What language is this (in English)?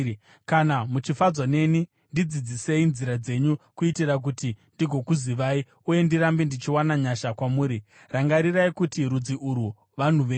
Shona